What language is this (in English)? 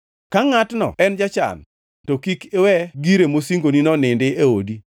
Luo (Kenya and Tanzania)